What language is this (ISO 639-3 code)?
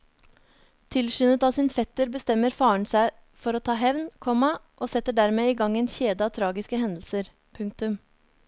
nor